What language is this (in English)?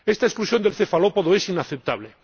Spanish